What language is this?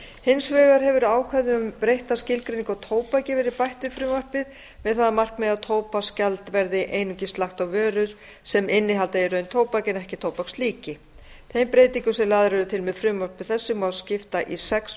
Icelandic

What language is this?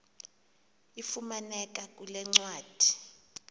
Xhosa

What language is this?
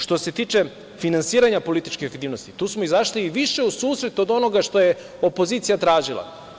Serbian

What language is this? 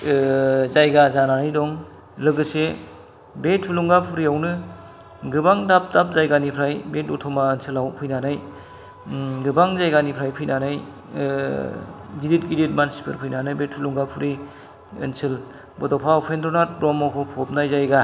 Bodo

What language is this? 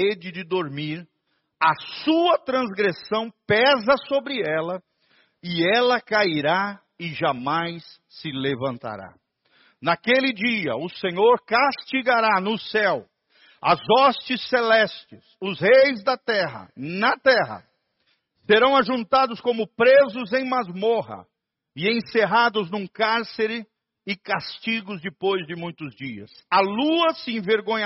Portuguese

